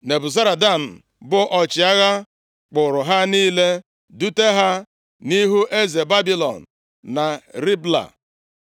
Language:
Igbo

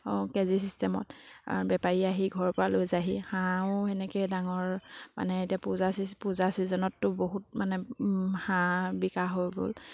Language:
Assamese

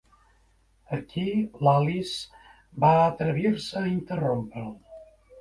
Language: Catalan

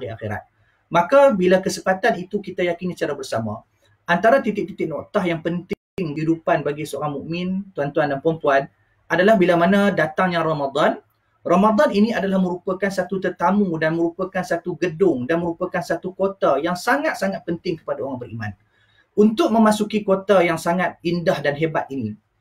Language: Malay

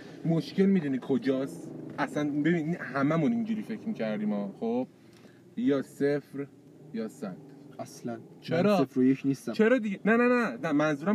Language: Persian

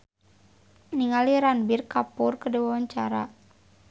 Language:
Sundanese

